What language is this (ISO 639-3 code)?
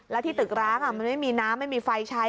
tha